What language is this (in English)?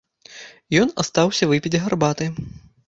Belarusian